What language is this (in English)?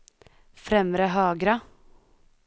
Swedish